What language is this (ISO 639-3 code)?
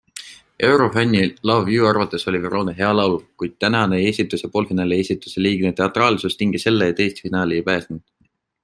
est